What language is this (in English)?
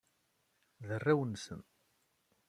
Kabyle